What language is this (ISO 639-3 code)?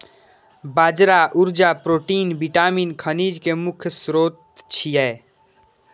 mai